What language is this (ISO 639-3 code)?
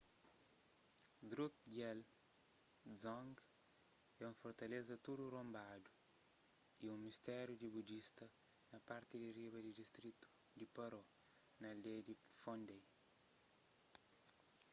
kea